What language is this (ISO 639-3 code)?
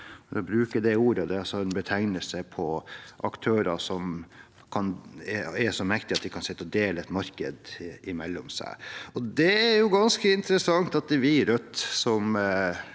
nor